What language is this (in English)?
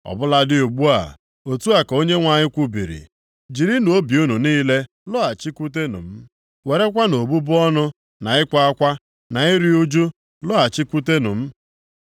Igbo